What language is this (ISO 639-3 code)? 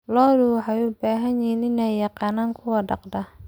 som